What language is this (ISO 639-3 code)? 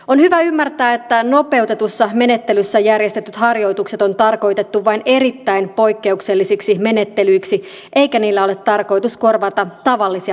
fin